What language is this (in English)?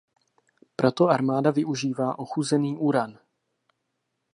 Czech